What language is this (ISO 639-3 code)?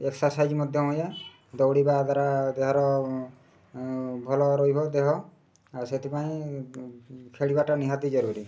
ori